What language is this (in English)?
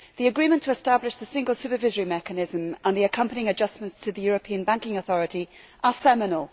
English